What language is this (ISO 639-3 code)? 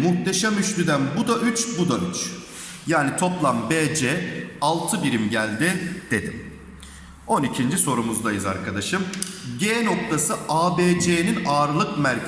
tur